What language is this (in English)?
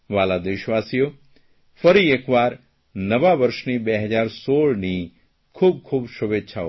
Gujarati